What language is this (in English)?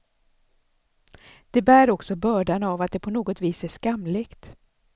Swedish